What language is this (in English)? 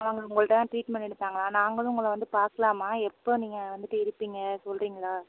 Tamil